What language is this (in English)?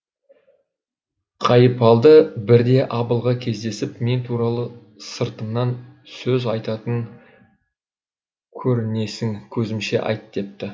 Kazakh